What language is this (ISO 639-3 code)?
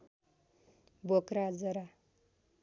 nep